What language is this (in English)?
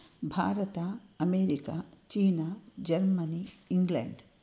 Sanskrit